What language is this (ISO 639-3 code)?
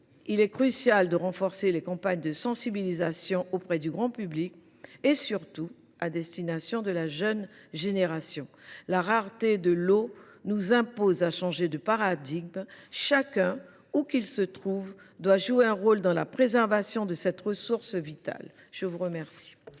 fra